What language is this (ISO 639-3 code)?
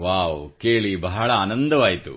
kan